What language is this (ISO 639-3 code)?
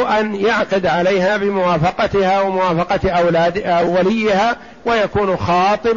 ara